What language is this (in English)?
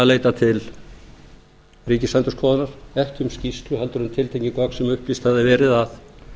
Icelandic